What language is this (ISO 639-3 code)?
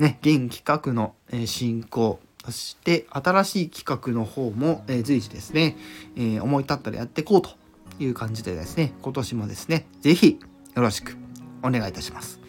jpn